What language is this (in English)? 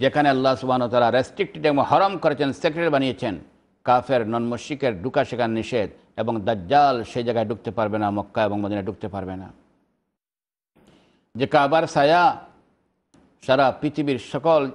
Arabic